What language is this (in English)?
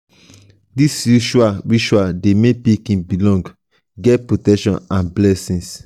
Nigerian Pidgin